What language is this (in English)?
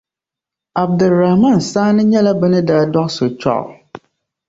Dagbani